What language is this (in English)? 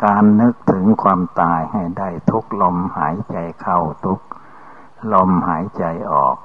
Thai